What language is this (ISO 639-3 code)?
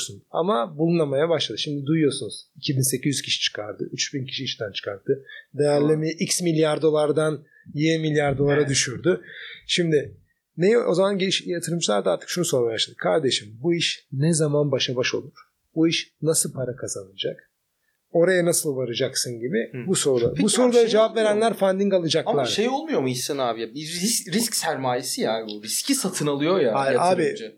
tur